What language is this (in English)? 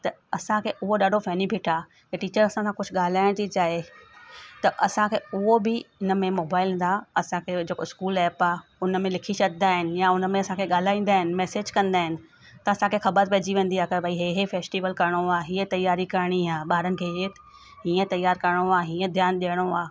Sindhi